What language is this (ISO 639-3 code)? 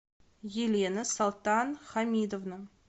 rus